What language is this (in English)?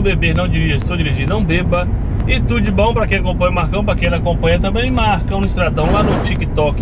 Portuguese